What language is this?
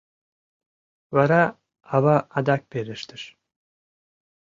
Mari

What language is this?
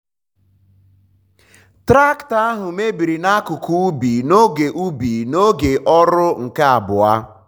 Igbo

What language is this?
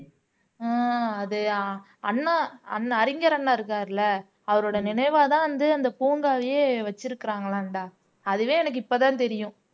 Tamil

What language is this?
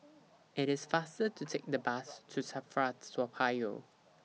English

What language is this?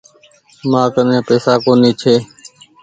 Goaria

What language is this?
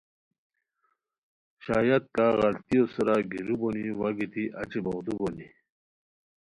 Khowar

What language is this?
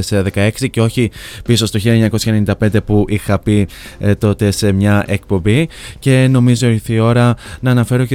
Greek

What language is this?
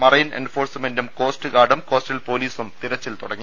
Malayalam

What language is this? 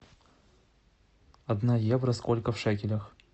Russian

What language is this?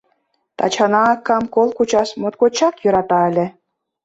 Mari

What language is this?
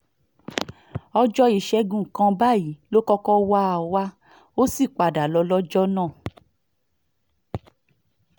Yoruba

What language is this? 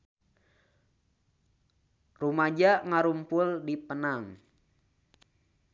Sundanese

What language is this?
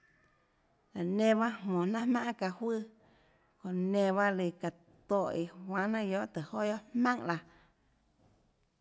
Tlacoatzintepec Chinantec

